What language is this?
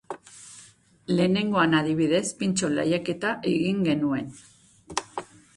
Basque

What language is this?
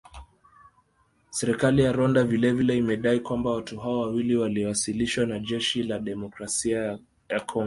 Swahili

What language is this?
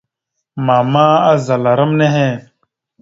Mada (Cameroon)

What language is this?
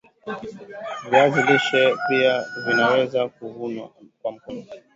Swahili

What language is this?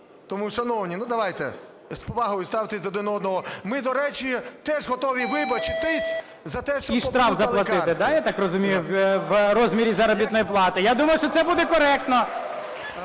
Ukrainian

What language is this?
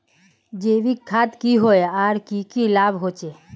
Magahi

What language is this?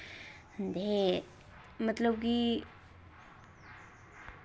Dogri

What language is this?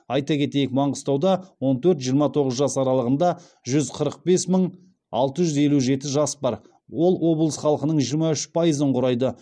Kazakh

